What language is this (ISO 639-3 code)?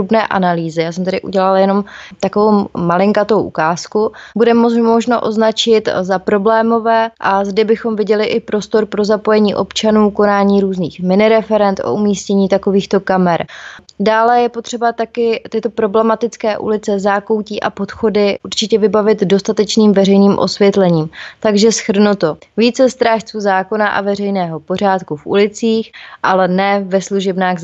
ces